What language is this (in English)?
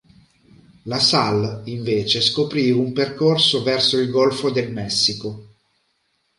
Italian